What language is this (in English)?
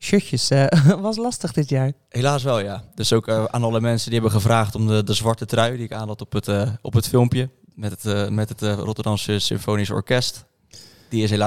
Dutch